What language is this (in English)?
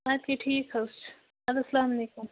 Kashmiri